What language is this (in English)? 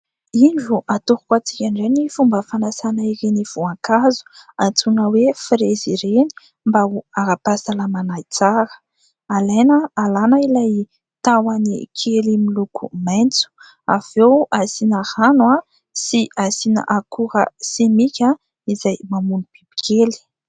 Malagasy